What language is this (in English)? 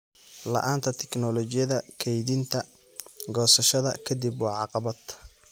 Somali